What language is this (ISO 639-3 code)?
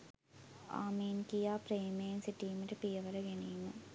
sin